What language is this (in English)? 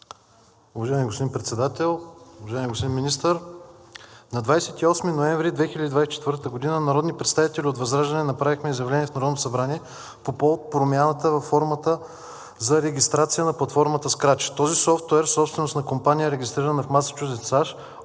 Bulgarian